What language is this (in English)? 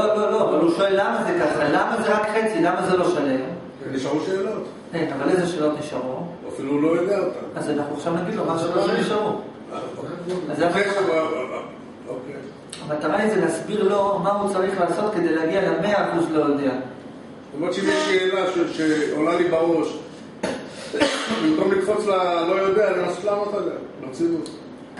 Hebrew